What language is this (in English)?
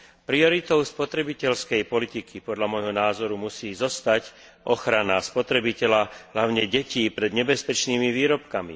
Slovak